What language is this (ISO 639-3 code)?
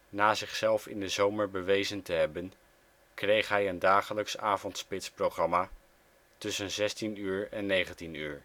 nld